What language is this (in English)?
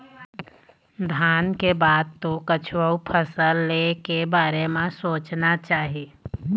Chhattisgarhi